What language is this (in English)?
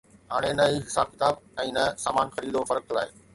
Sindhi